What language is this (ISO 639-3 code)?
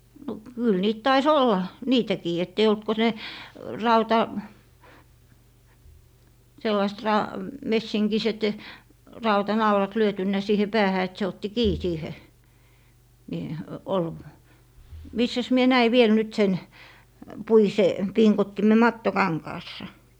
fin